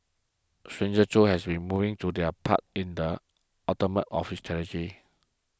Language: English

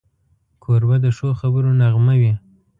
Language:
Pashto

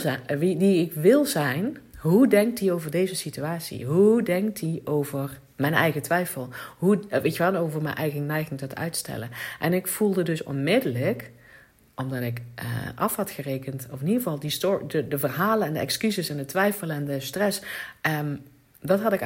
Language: Dutch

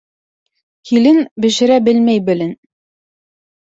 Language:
Bashkir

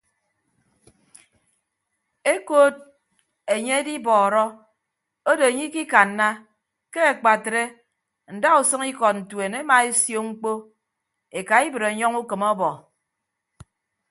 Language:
Ibibio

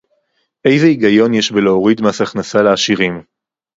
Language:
Hebrew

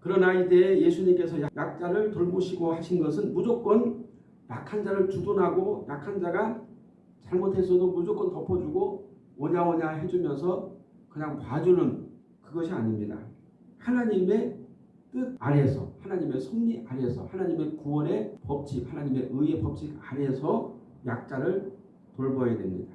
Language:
Korean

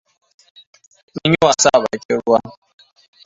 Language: Hausa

